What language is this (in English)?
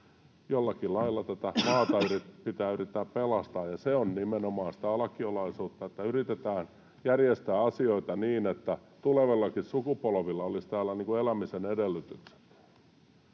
Finnish